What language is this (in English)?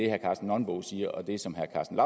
Danish